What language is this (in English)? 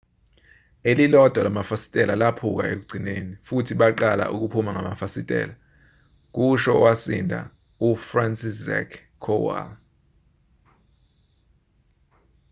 Zulu